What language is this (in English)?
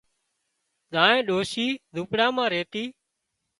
Wadiyara Koli